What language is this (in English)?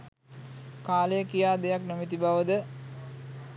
Sinhala